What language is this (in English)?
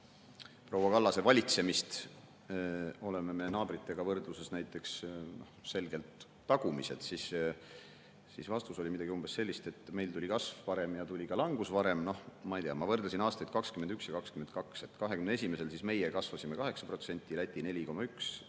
Estonian